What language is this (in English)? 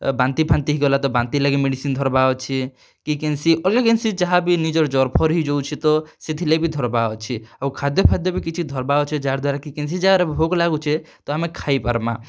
Odia